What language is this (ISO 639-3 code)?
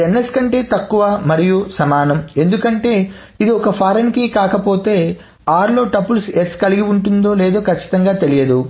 tel